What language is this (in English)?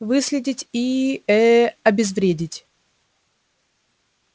Russian